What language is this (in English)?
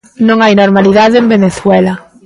Galician